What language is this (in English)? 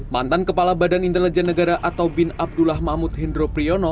Indonesian